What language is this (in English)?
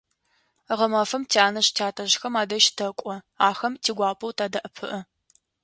Adyghe